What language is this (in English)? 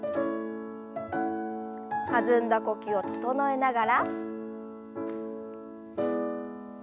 Japanese